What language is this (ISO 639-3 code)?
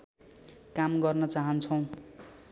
nep